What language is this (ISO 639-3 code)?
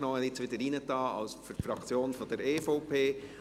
gsw